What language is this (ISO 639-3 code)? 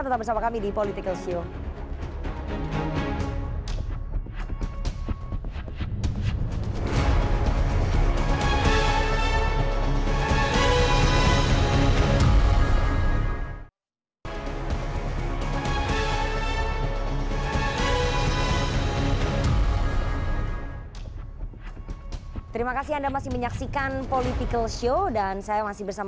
ind